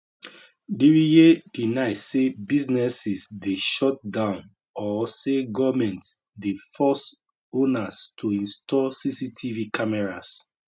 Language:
Nigerian Pidgin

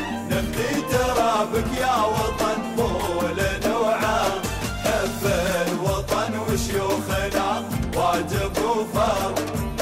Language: Arabic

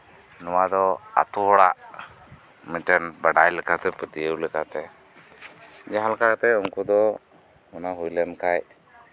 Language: Santali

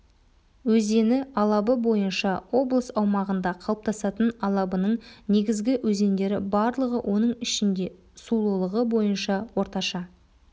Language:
Kazakh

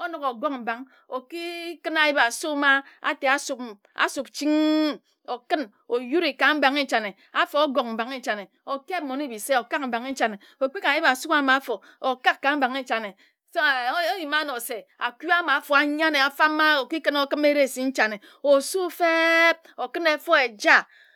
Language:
Ejagham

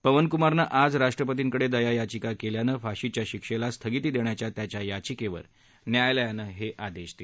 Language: Marathi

